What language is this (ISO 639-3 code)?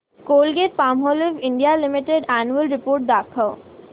mar